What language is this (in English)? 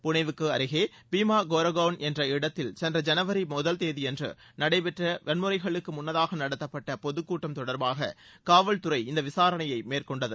Tamil